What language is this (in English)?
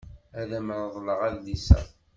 Kabyle